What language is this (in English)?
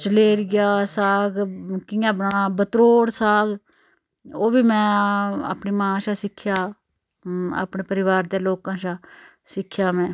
Dogri